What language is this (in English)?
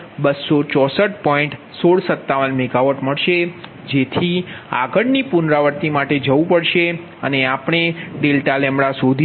Gujarati